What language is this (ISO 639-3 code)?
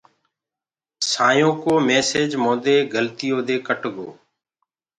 ggg